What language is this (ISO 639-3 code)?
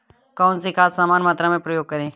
hin